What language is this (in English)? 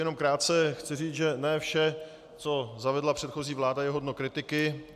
Czech